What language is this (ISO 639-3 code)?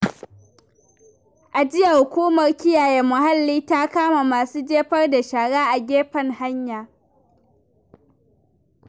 hau